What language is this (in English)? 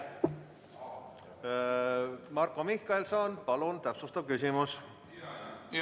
Estonian